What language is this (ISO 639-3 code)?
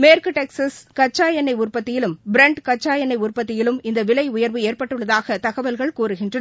tam